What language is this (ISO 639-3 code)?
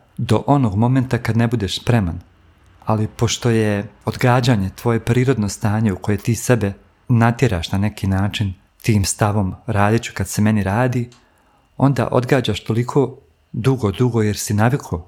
hrv